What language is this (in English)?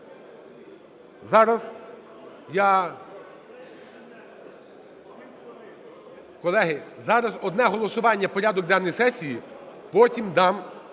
Ukrainian